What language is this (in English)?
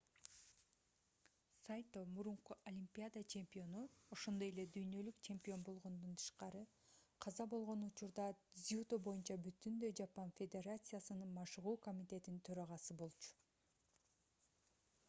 Kyrgyz